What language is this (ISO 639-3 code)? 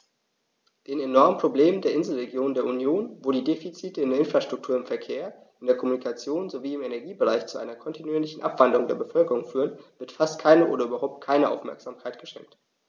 deu